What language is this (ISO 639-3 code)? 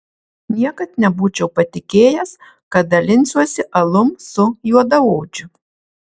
lit